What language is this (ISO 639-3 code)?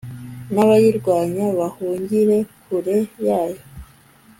kin